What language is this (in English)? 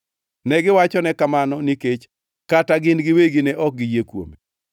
Luo (Kenya and Tanzania)